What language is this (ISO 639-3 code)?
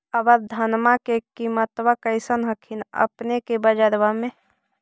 mag